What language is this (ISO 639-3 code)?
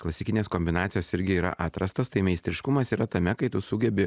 lit